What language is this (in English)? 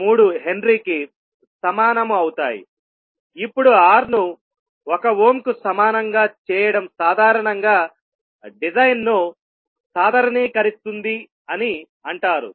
Telugu